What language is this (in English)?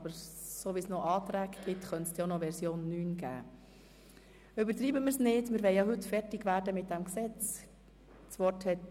Swiss German